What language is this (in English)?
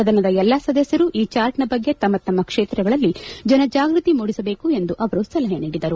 Kannada